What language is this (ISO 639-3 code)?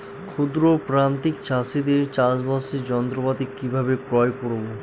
ben